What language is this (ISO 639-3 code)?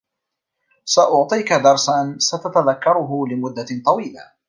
ara